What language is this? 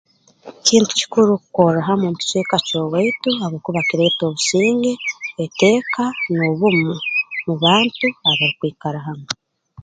Tooro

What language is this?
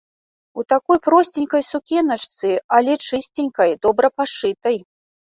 Belarusian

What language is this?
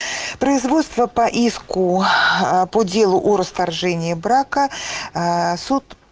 Russian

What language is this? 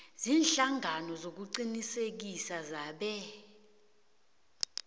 South Ndebele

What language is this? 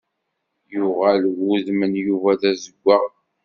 Kabyle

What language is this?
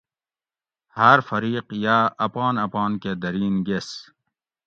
Gawri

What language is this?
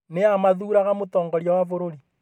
Kikuyu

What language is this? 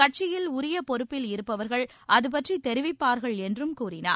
Tamil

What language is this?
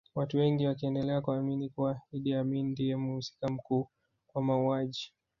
Swahili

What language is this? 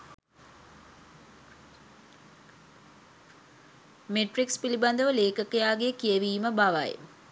Sinhala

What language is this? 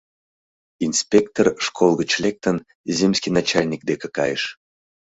Mari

